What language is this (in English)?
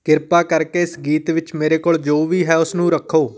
Punjabi